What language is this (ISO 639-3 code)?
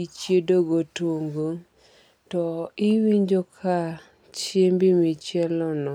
luo